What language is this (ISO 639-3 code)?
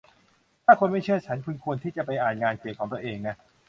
tha